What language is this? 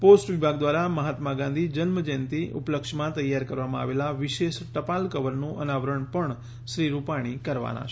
Gujarati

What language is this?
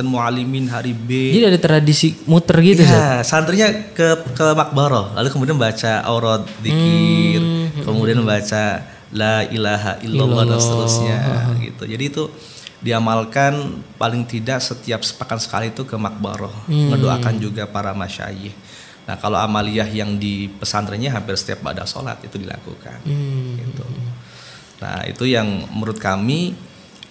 Indonesian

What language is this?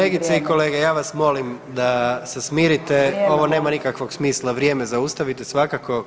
Croatian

